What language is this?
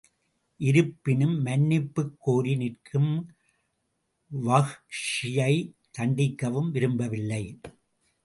Tamil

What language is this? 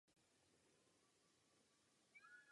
Czech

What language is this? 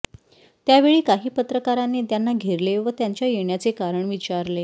Marathi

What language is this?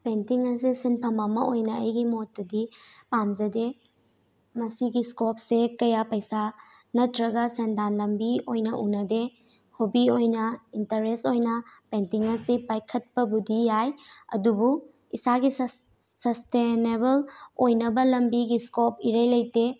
Manipuri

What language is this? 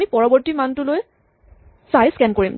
Assamese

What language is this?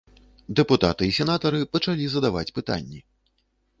Belarusian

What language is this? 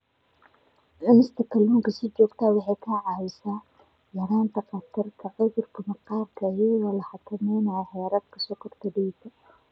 Somali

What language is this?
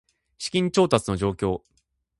Japanese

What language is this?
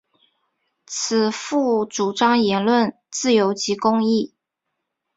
Chinese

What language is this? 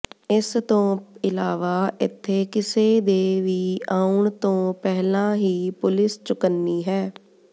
Punjabi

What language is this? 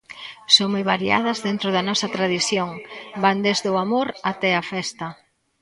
Galician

